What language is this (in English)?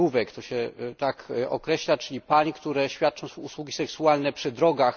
Polish